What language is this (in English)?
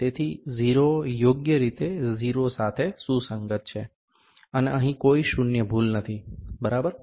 Gujarati